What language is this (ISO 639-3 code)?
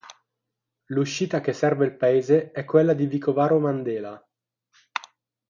ita